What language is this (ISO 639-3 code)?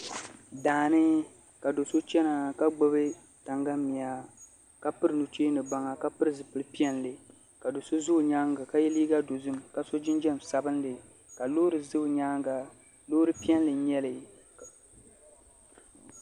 dag